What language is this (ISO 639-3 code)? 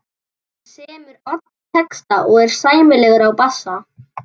isl